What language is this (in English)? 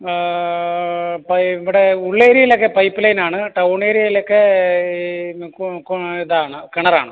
Malayalam